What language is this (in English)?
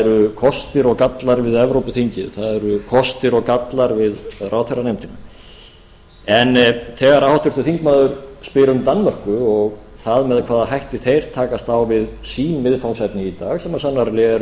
Icelandic